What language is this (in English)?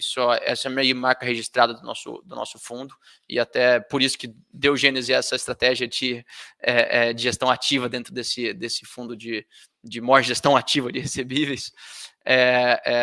Portuguese